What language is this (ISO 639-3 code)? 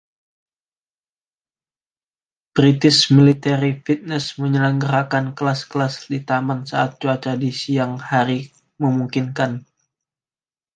ind